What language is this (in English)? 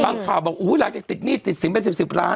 Thai